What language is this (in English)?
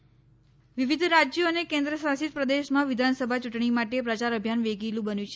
Gujarati